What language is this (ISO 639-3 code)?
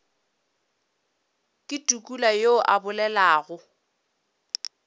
nso